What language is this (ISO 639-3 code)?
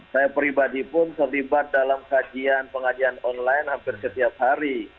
ind